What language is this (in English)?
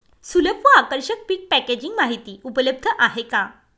Marathi